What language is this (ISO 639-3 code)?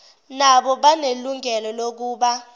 zul